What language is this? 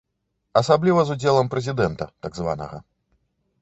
Belarusian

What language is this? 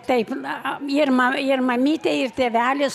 Lithuanian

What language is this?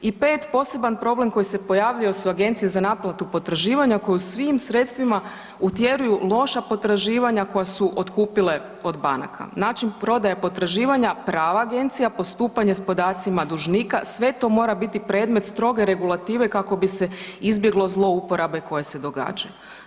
Croatian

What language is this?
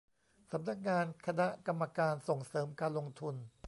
Thai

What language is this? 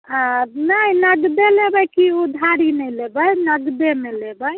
Maithili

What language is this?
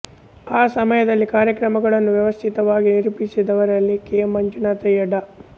Kannada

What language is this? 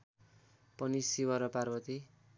Nepali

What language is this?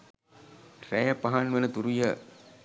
Sinhala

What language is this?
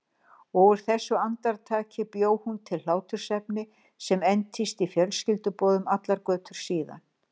Icelandic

